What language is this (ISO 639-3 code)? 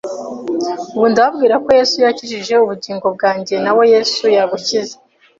kin